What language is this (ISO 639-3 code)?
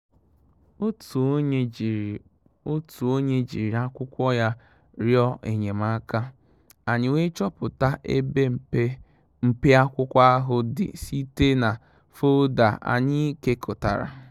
ibo